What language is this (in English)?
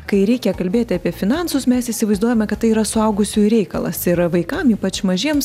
Lithuanian